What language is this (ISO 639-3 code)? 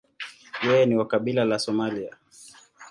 swa